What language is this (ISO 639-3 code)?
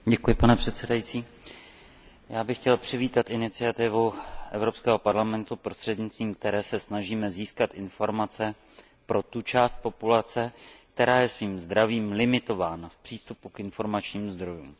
ces